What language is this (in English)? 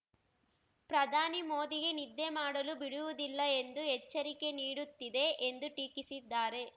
Kannada